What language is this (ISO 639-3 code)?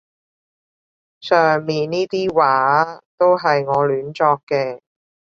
yue